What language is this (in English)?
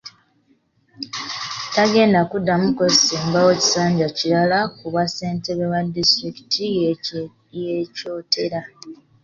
Ganda